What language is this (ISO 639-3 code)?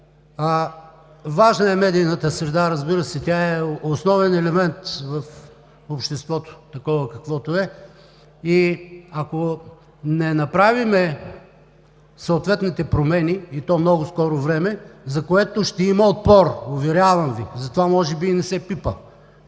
bul